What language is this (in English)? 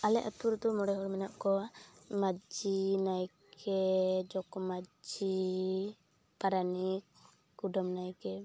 Santali